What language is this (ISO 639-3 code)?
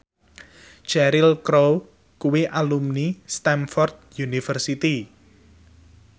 jav